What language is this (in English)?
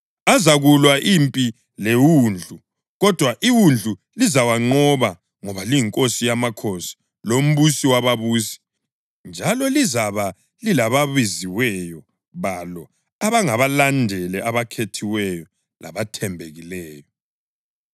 North Ndebele